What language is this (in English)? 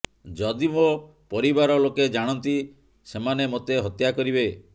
Odia